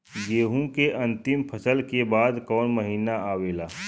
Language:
Bhojpuri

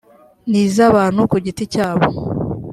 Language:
Kinyarwanda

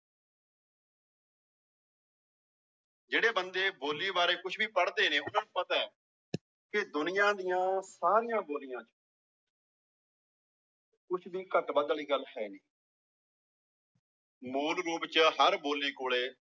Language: Punjabi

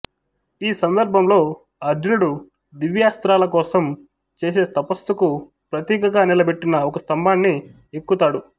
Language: Telugu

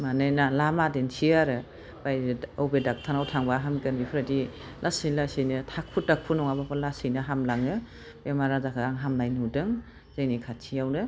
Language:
Bodo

